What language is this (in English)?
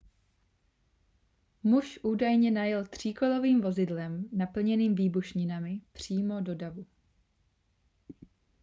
Czech